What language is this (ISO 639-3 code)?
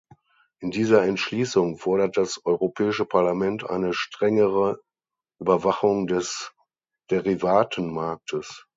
deu